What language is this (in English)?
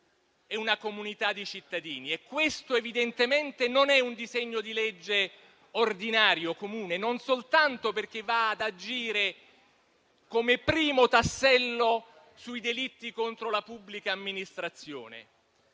Italian